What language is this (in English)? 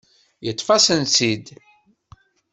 Kabyle